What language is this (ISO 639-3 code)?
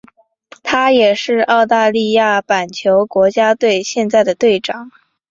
zho